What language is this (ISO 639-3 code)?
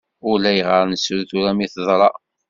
kab